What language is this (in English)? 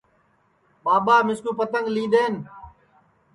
Sansi